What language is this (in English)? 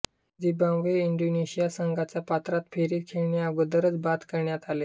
Marathi